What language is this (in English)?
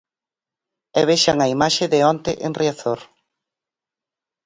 Galician